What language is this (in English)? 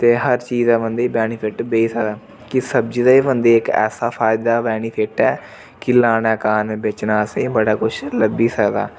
Dogri